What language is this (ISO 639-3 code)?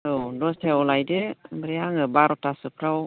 brx